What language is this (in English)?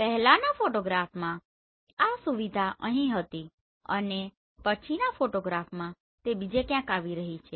Gujarati